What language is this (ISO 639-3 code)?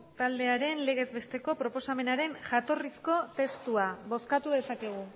eus